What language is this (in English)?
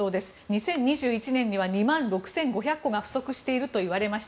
Japanese